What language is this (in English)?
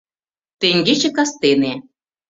Mari